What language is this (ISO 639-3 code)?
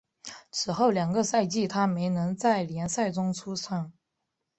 zho